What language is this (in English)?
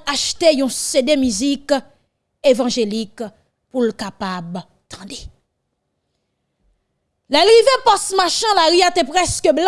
French